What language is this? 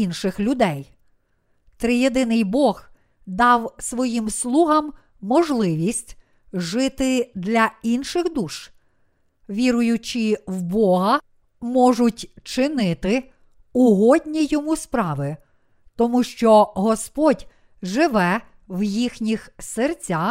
Ukrainian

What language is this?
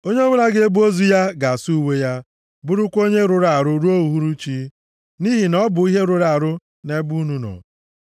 Igbo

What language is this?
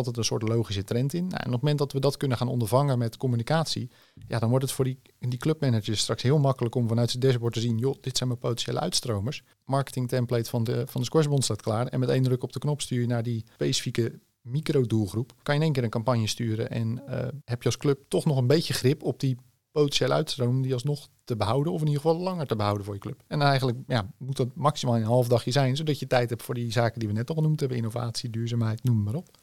Dutch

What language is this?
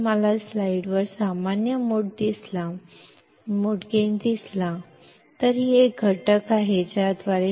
Kannada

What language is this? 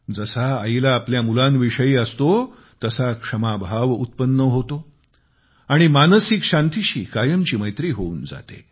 Marathi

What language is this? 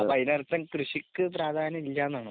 Malayalam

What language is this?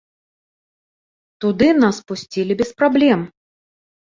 Belarusian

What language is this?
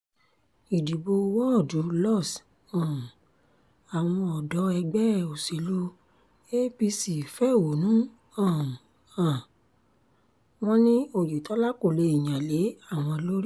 Yoruba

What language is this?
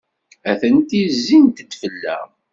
Kabyle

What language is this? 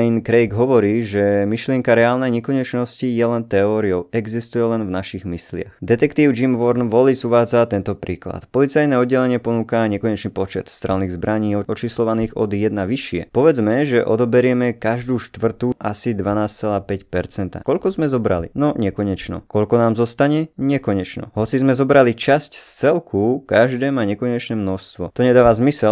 Slovak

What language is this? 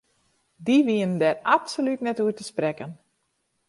Western Frisian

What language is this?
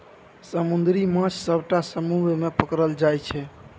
Maithili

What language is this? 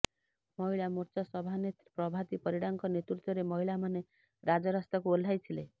Odia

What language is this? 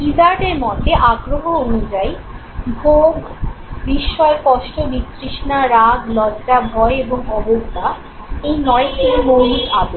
Bangla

